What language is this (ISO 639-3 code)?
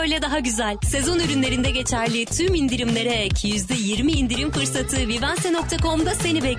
tur